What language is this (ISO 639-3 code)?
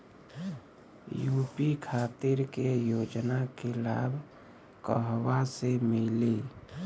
bho